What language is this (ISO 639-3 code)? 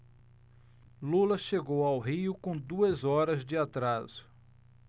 por